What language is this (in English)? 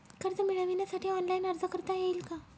Marathi